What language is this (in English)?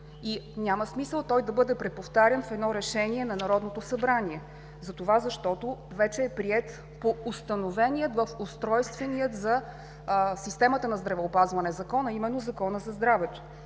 Bulgarian